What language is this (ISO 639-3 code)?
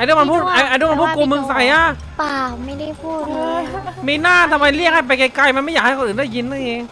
tha